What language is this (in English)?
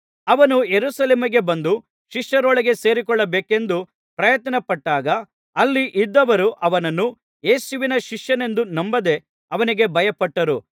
Kannada